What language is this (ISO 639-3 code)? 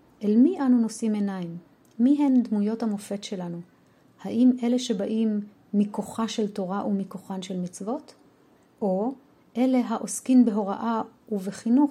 heb